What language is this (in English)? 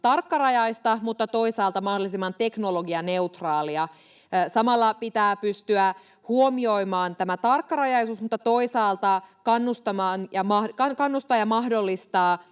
Finnish